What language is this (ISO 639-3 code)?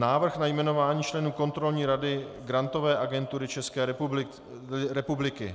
ces